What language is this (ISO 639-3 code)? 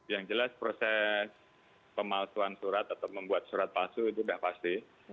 ind